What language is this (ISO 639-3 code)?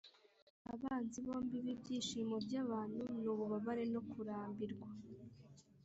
kin